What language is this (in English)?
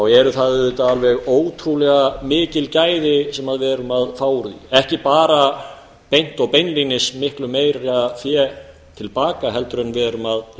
Icelandic